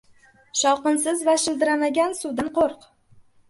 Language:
Uzbek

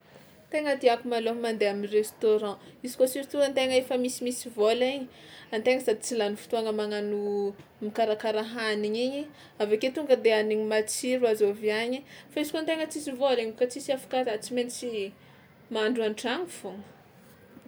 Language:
Tsimihety Malagasy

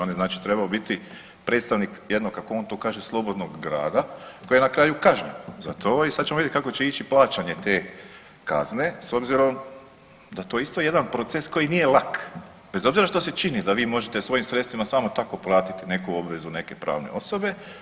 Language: Croatian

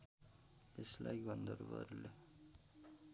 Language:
Nepali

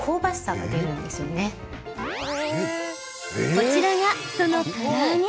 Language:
Japanese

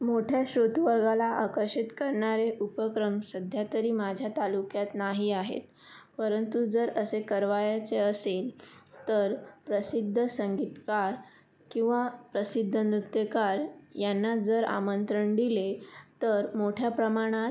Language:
Marathi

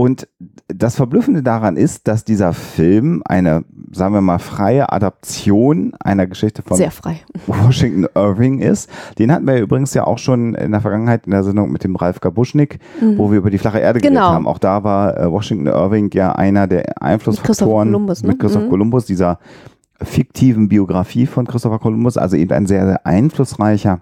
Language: German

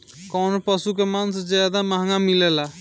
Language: Bhojpuri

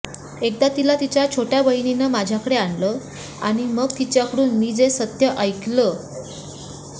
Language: Marathi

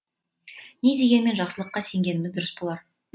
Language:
Kazakh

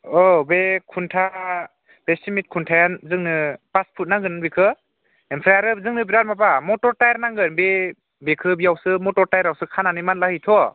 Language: Bodo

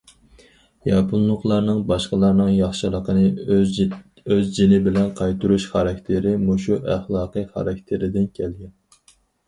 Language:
Uyghur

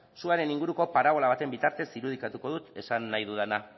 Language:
Basque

